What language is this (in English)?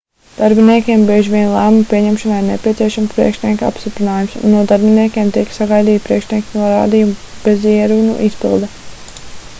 Latvian